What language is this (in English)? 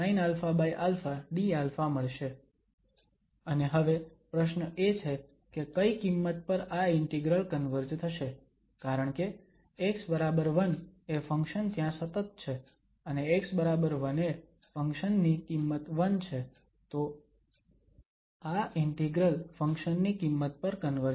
Gujarati